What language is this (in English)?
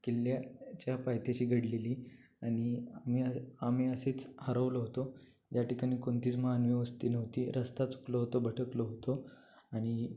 Marathi